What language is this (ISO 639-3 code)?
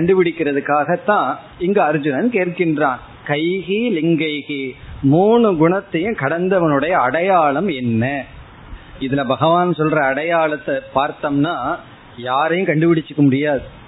tam